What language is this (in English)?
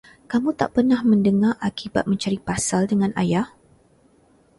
Malay